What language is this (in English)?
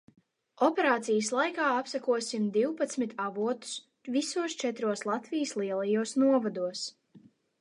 Latvian